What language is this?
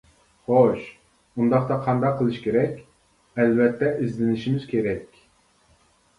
Uyghur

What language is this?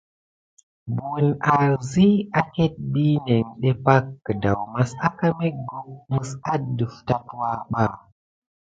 Gidar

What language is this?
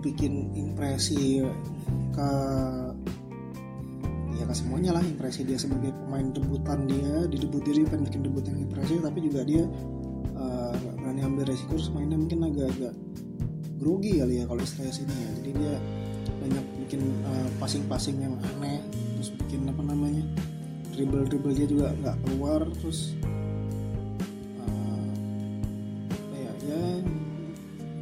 Indonesian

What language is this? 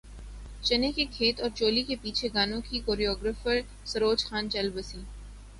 Urdu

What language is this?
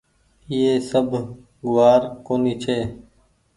Goaria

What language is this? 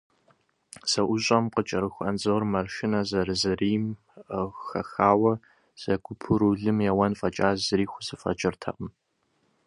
Kabardian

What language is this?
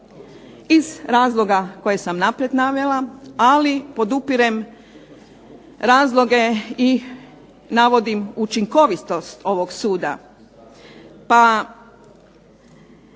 Croatian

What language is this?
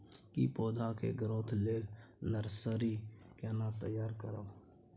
Maithili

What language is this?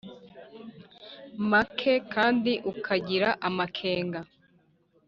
Kinyarwanda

